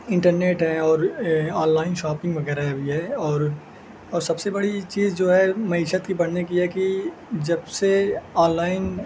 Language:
Urdu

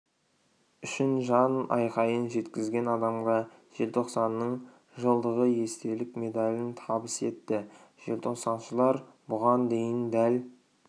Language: Kazakh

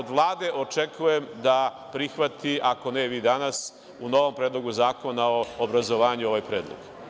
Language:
Serbian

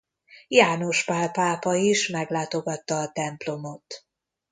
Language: Hungarian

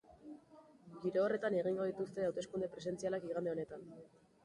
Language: Basque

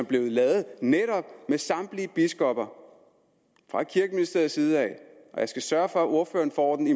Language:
Danish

